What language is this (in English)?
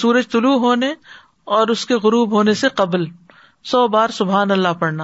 Urdu